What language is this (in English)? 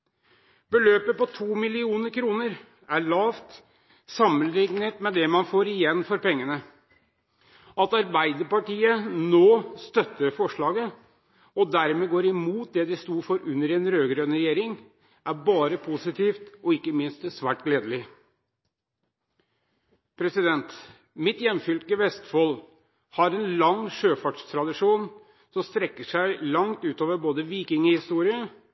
Norwegian Bokmål